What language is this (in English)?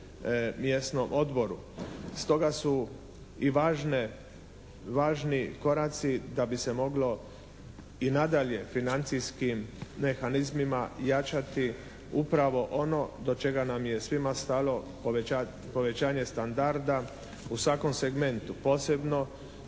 Croatian